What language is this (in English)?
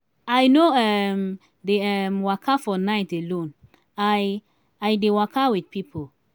Nigerian Pidgin